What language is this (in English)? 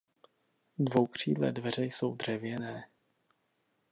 Czech